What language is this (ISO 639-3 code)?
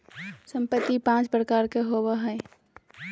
mag